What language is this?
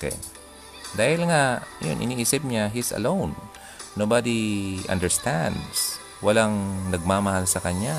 Filipino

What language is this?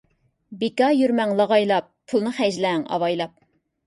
Uyghur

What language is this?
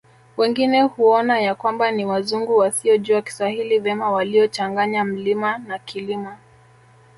Swahili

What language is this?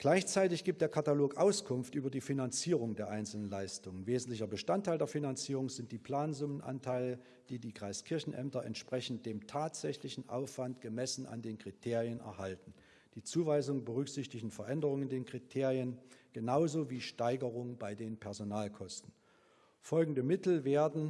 German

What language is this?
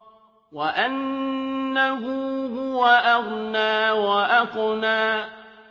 Arabic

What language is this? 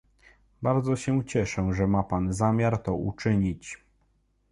Polish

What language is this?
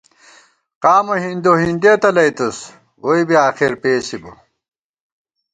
Gawar-Bati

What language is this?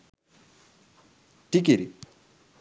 Sinhala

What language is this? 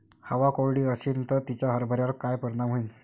Marathi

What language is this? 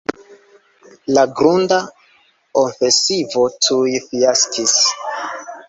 Esperanto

